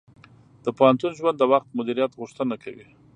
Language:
Pashto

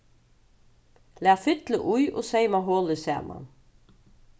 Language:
Faroese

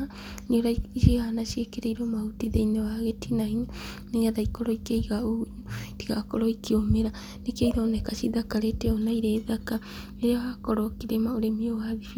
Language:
Kikuyu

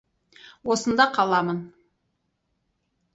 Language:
Kazakh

